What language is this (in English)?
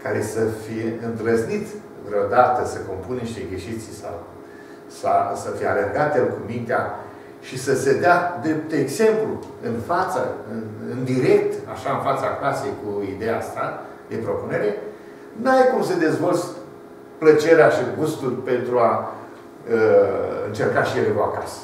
Romanian